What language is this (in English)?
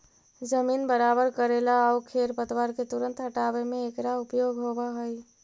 Magahi